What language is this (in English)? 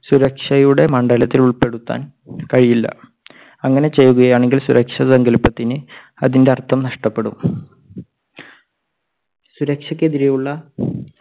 Malayalam